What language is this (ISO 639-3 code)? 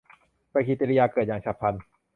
tha